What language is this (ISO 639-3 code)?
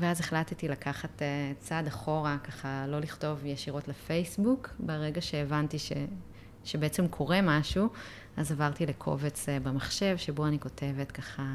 heb